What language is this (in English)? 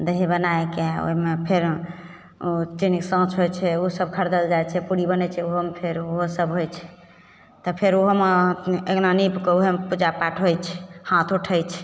Maithili